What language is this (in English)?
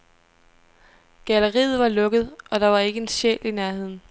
Danish